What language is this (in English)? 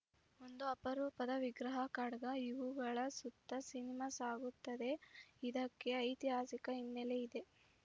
Kannada